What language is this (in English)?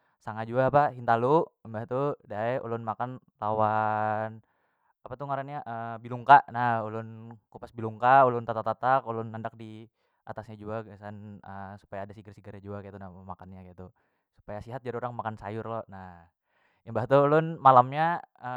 Banjar